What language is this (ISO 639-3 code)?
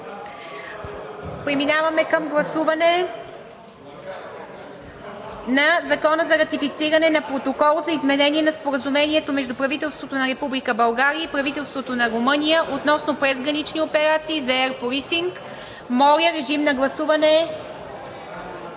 bul